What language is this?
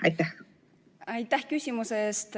Estonian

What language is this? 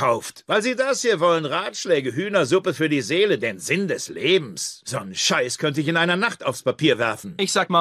German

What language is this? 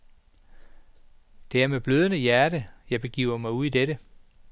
Danish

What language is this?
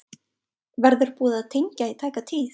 Icelandic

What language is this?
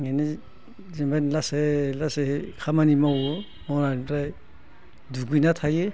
Bodo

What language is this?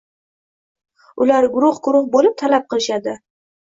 Uzbek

